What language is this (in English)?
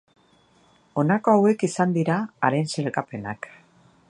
Basque